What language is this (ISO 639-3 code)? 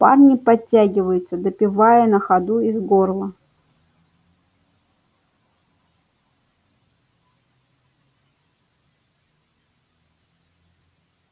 rus